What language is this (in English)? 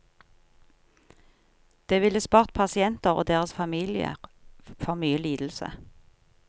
Norwegian